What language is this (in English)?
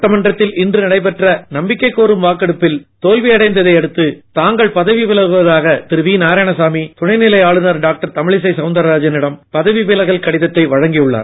Tamil